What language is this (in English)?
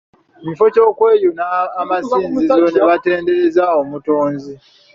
Ganda